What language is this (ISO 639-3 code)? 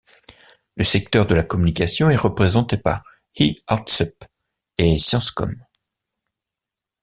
fra